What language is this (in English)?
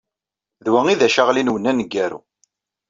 Kabyle